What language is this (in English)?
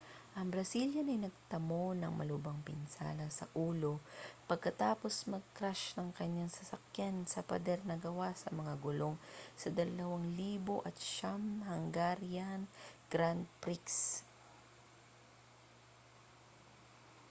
Filipino